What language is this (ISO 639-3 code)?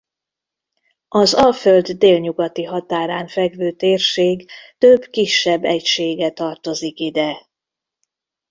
hun